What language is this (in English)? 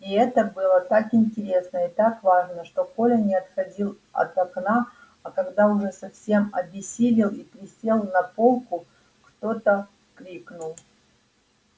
Russian